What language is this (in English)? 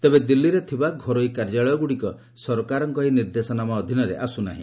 Odia